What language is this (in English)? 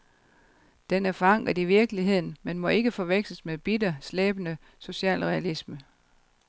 Danish